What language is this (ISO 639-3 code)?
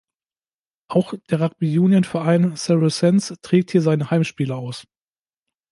deu